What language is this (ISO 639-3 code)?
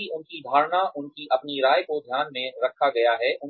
hin